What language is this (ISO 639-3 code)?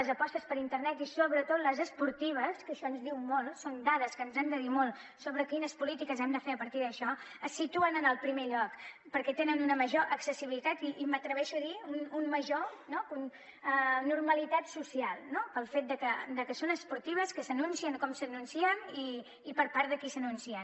cat